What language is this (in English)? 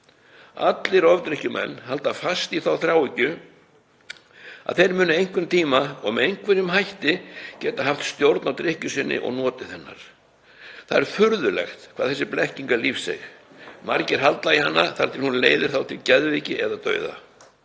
Icelandic